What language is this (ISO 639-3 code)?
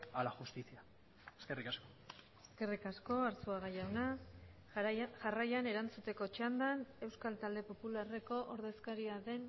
eus